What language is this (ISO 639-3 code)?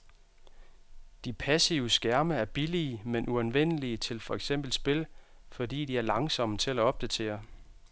dan